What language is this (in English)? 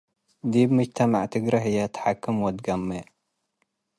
Tigre